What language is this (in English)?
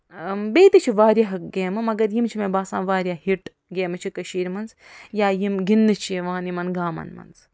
Kashmiri